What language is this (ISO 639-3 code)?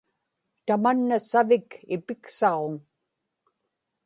ipk